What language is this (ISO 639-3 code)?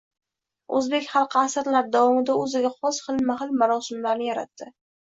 uzb